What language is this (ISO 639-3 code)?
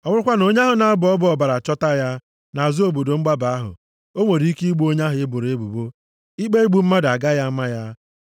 ibo